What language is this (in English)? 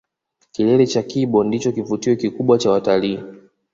Swahili